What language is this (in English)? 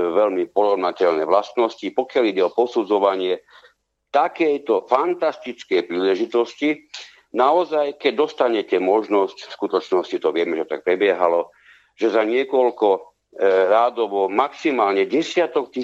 Slovak